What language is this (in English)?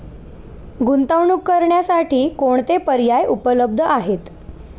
Marathi